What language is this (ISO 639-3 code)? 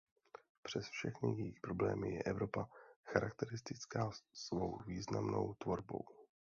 ces